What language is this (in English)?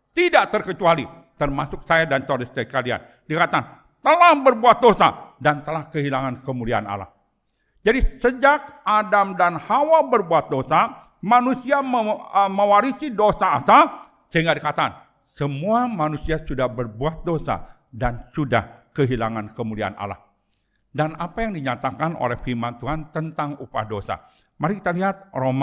Indonesian